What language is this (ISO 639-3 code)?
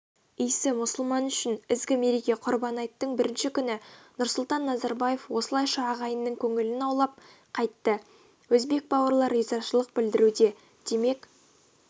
kaz